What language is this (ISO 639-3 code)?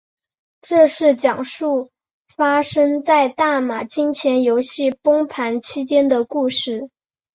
zho